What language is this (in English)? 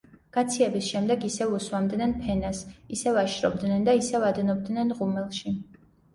Georgian